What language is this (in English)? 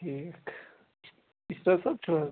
Kashmiri